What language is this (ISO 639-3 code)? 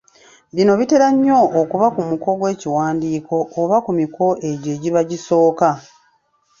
lug